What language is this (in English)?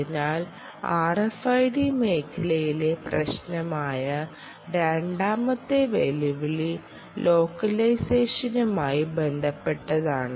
Malayalam